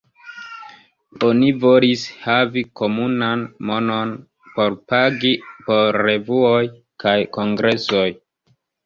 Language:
Esperanto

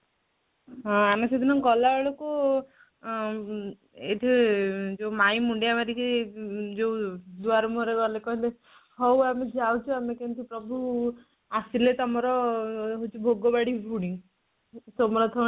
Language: Odia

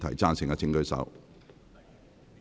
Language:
Cantonese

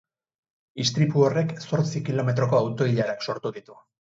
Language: Basque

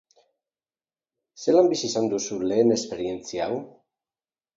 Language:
Basque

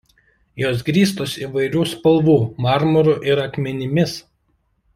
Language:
Lithuanian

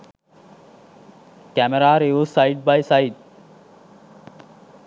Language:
Sinhala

